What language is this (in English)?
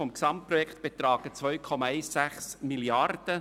Swiss German